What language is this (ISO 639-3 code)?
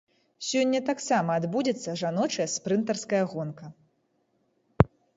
bel